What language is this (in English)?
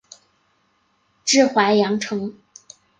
Chinese